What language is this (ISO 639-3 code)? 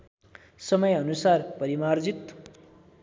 nep